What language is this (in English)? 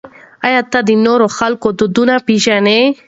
Pashto